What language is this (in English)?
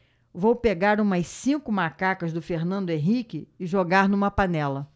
Portuguese